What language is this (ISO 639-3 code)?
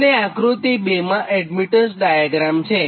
guj